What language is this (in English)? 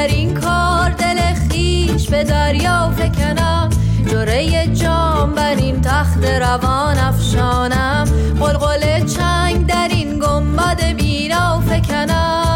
Persian